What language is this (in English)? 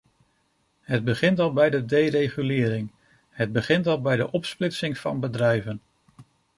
Dutch